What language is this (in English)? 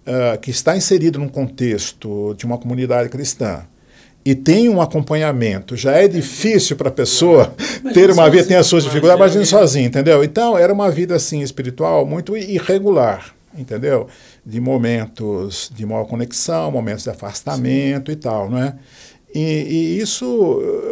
Portuguese